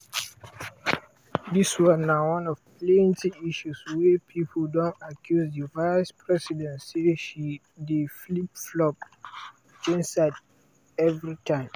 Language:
Nigerian Pidgin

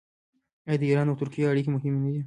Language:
Pashto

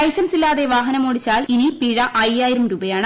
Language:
Malayalam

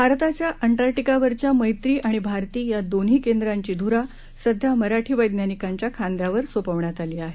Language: Marathi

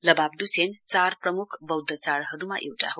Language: Nepali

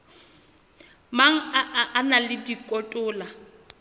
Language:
Southern Sotho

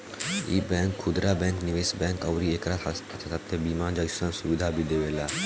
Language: Bhojpuri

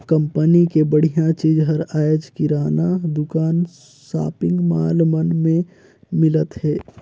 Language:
Chhattisgarhi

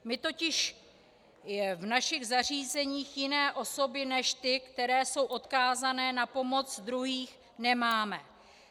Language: Czech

